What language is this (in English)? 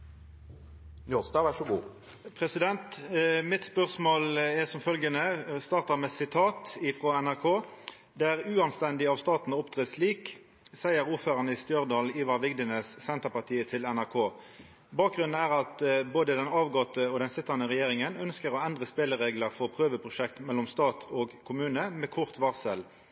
Norwegian